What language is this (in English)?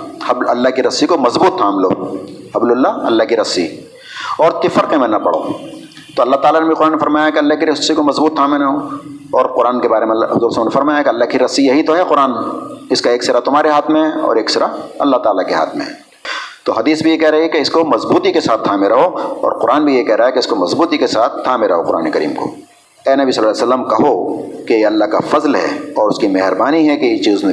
Urdu